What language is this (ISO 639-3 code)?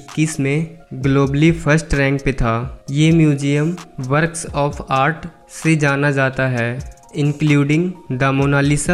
hin